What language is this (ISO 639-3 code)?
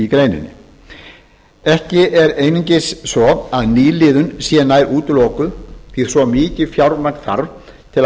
isl